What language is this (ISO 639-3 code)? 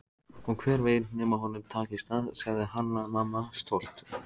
isl